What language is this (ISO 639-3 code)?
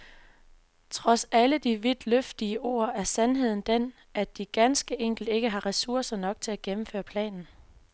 dan